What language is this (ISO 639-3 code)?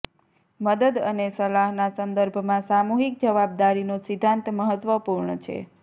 guj